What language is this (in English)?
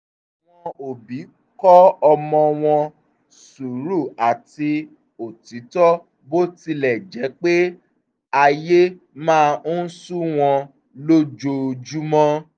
Yoruba